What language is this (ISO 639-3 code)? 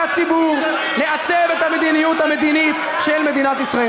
heb